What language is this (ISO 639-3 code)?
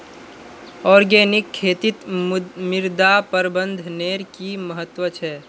mag